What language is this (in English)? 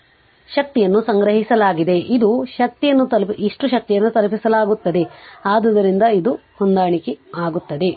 Kannada